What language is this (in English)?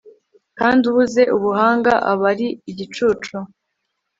Kinyarwanda